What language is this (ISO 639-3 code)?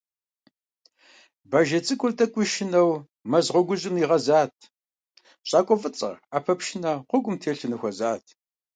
kbd